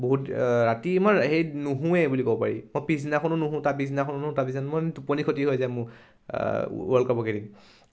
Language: Assamese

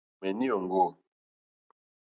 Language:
Mokpwe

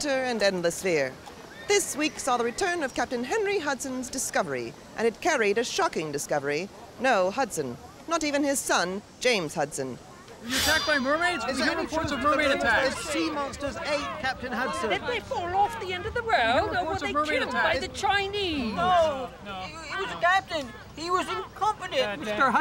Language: English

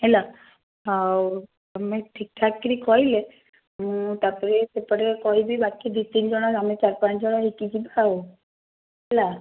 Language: Odia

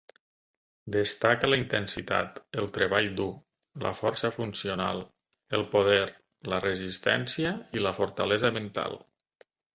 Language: Catalan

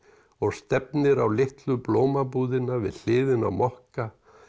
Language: Icelandic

